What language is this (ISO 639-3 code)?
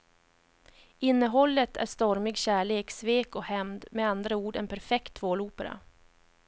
swe